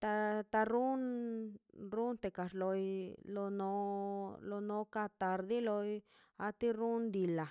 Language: Mazaltepec Zapotec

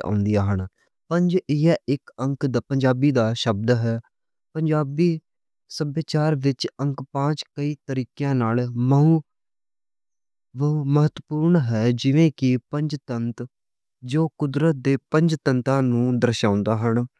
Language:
Western Panjabi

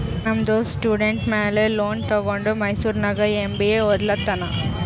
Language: Kannada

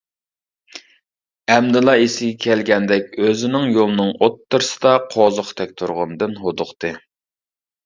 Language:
Uyghur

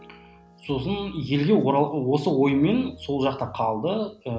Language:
Kazakh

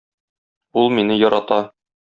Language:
Tatar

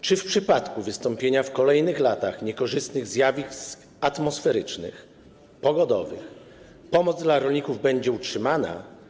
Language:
Polish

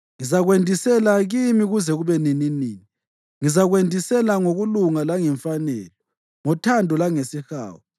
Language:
North Ndebele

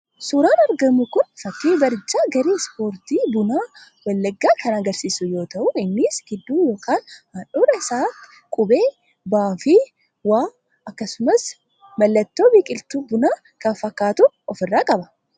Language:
Oromo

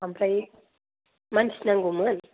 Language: Bodo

